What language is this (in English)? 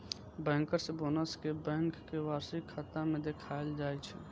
Maithili